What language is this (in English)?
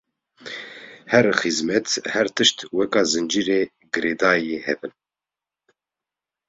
Kurdish